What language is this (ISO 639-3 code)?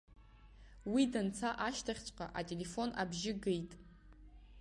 abk